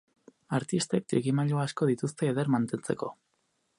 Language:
Basque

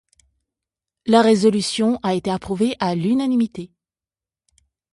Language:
French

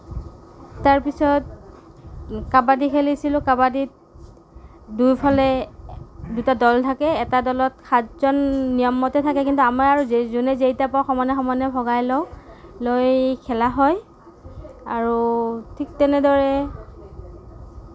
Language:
Assamese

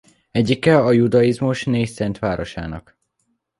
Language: Hungarian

